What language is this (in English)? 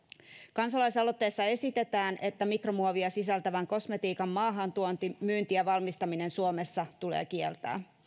Finnish